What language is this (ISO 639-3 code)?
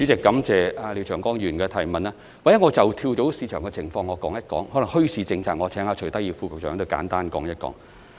yue